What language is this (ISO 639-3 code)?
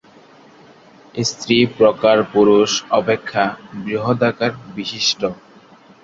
ben